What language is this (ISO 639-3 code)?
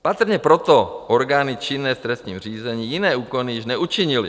ces